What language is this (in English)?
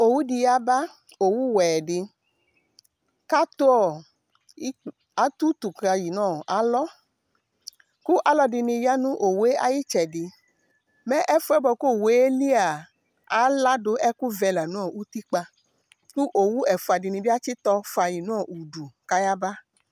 Ikposo